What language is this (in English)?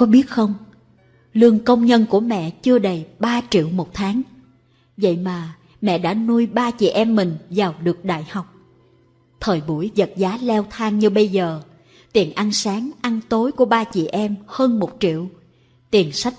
Vietnamese